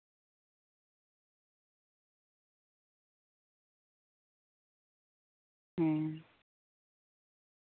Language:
Santali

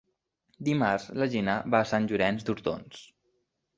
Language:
Catalan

